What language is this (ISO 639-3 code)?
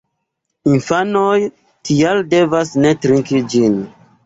epo